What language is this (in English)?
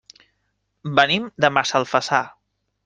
Catalan